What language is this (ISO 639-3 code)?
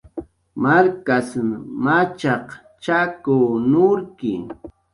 jqr